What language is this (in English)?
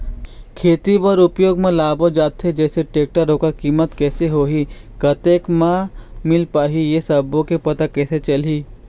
Chhattisgarhi